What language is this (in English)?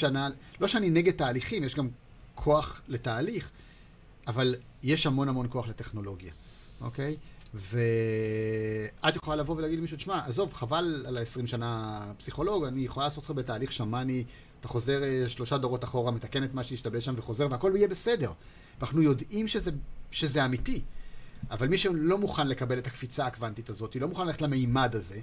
Hebrew